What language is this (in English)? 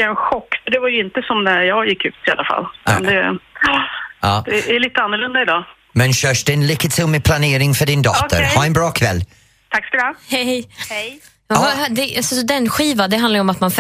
Swedish